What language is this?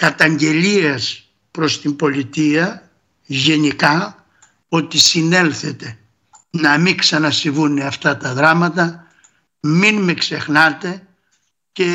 Greek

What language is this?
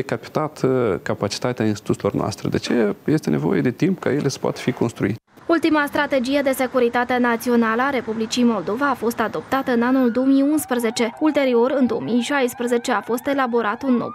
Romanian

